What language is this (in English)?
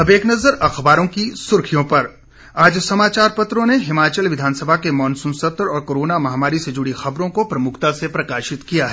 Hindi